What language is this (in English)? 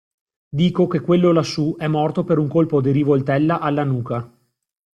Italian